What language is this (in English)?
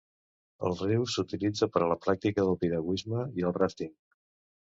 Catalan